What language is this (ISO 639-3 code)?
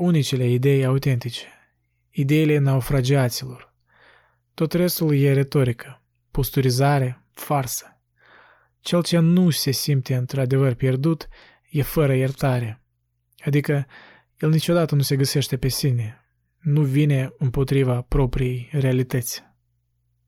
ron